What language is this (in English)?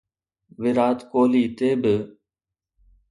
Sindhi